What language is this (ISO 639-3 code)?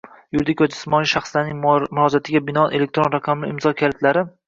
uzb